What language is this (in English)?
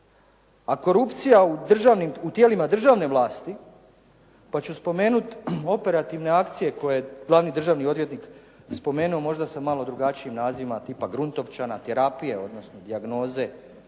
Croatian